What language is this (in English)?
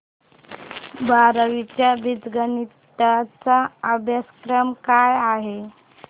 Marathi